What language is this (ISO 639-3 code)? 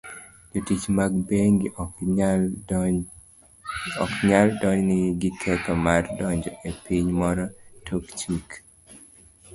luo